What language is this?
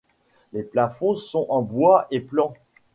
French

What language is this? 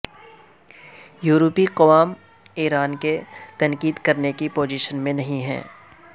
Urdu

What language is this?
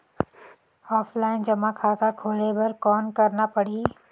Chhattisgarhi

